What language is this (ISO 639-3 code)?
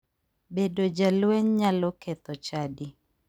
luo